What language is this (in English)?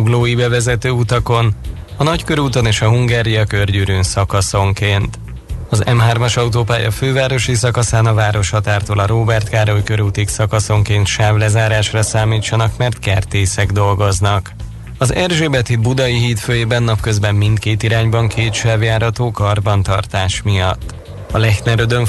Hungarian